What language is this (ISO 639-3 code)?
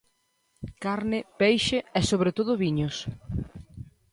glg